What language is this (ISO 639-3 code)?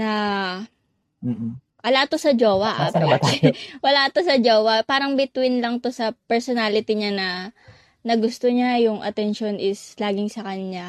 fil